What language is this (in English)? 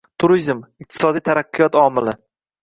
Uzbek